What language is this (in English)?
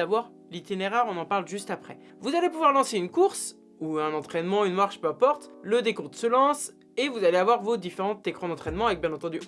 French